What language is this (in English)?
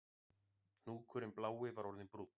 Icelandic